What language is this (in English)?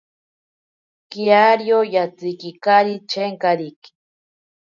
Ashéninka Perené